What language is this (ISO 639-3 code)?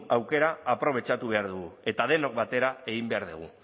eus